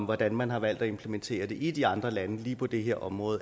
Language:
Danish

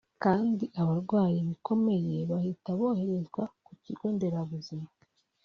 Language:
Kinyarwanda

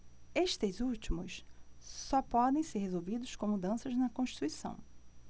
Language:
Portuguese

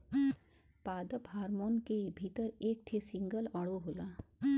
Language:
Bhojpuri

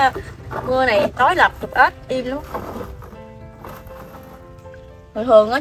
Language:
Vietnamese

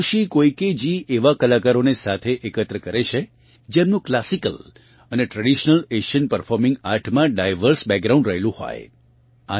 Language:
Gujarati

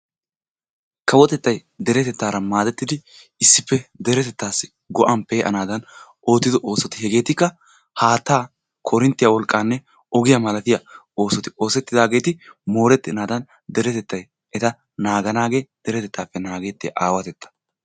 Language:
Wolaytta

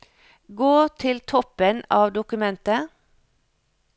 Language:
Norwegian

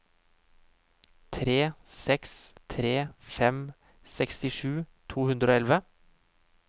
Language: Norwegian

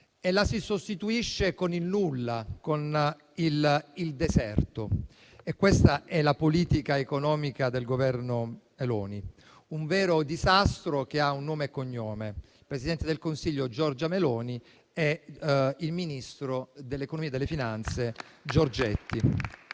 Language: Italian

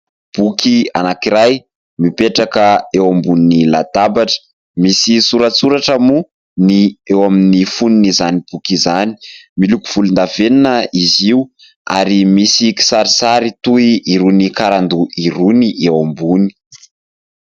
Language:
Malagasy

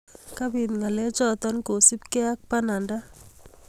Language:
Kalenjin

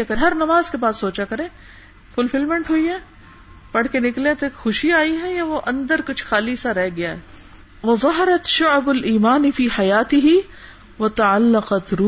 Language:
Urdu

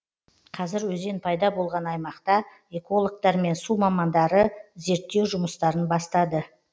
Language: Kazakh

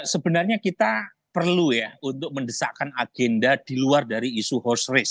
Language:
Indonesian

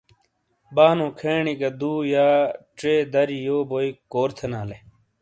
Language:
Shina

